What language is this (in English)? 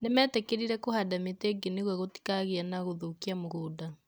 Kikuyu